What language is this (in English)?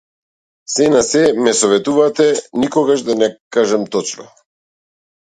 Macedonian